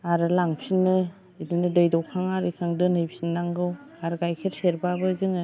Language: Bodo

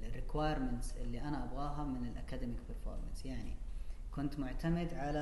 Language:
Arabic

